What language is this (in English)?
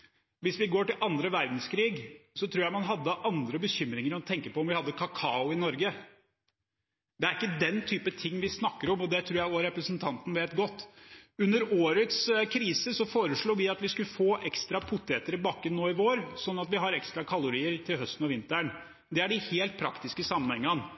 Norwegian Bokmål